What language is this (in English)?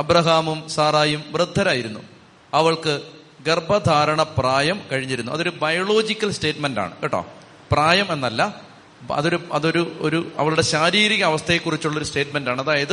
Malayalam